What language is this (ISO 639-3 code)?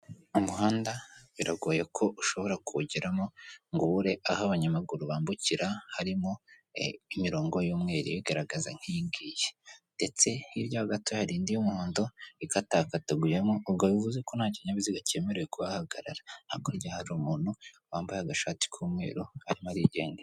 kin